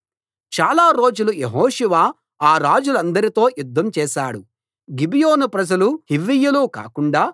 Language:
Telugu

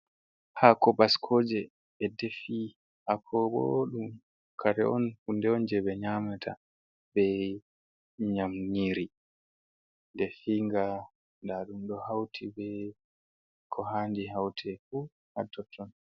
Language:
Fula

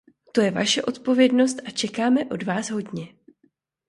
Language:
Czech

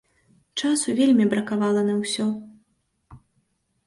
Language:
Belarusian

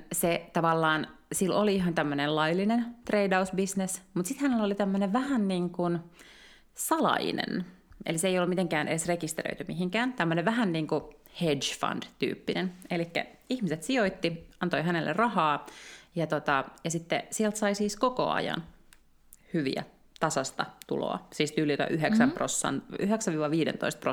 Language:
Finnish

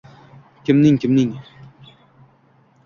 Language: Uzbek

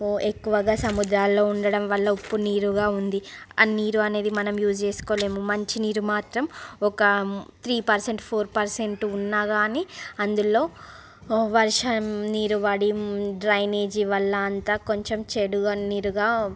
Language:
Telugu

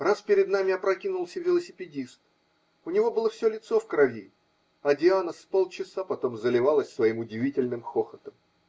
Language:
Russian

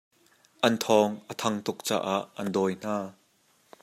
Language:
Hakha Chin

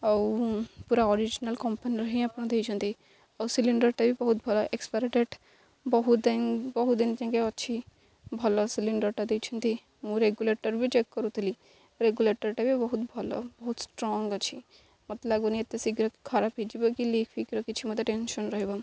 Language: Odia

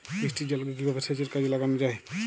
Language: Bangla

